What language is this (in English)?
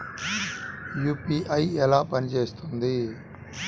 Telugu